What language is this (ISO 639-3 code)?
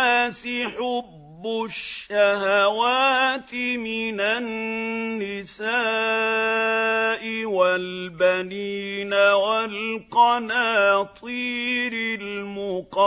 ara